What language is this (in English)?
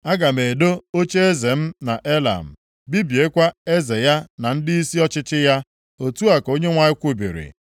Igbo